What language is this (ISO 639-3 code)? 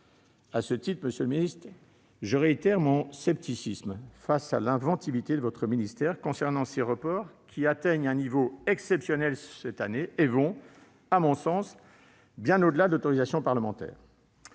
fra